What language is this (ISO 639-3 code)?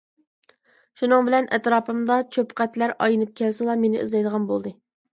uig